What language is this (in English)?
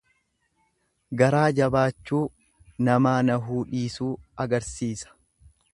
Oromo